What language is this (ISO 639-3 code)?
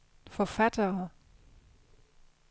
dan